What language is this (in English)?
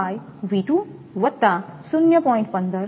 Gujarati